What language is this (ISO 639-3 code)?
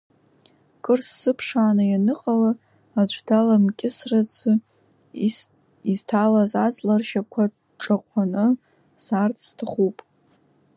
abk